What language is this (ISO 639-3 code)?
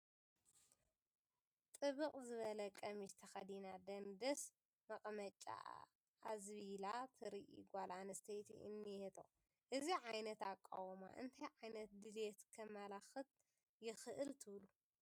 tir